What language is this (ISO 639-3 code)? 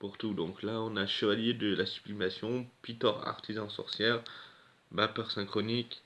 fra